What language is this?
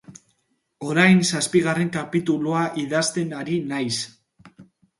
Basque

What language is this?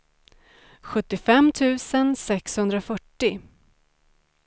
Swedish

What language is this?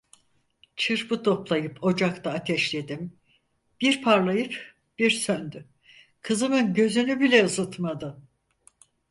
Turkish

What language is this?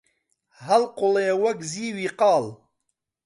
Central Kurdish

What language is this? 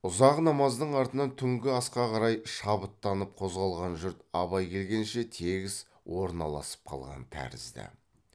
Kazakh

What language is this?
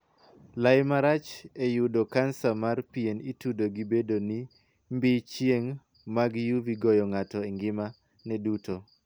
Luo (Kenya and Tanzania)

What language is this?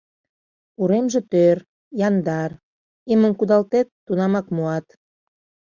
Mari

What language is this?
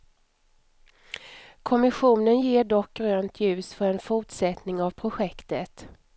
Swedish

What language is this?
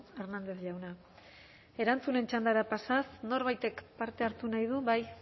Basque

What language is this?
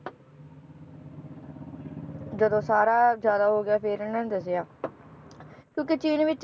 Punjabi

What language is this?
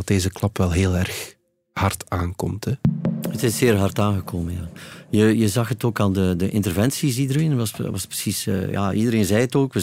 Dutch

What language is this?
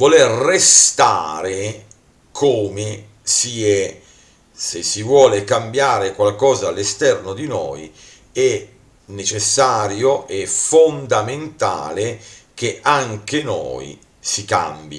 Italian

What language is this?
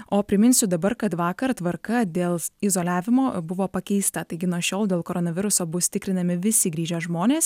Lithuanian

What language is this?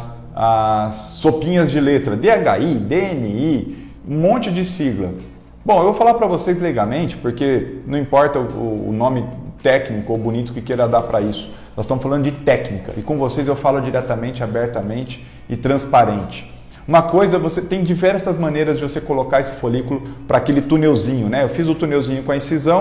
Portuguese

